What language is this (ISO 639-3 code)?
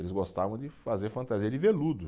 por